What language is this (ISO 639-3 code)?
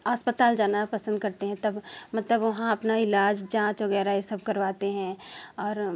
hin